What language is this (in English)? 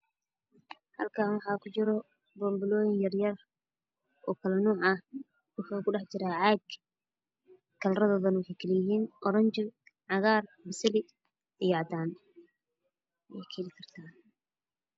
Somali